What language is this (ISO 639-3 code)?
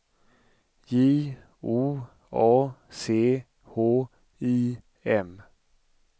swe